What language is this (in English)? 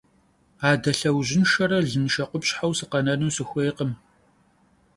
Kabardian